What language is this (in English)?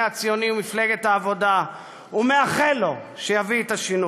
Hebrew